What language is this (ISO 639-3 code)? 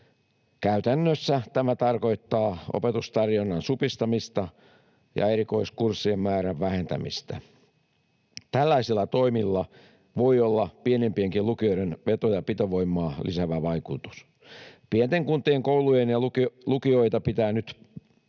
fin